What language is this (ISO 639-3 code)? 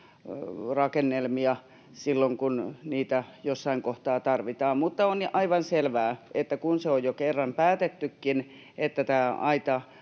fin